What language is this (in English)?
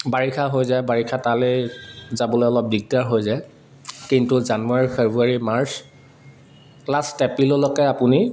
Assamese